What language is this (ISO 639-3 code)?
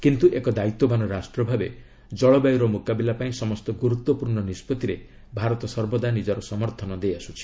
ori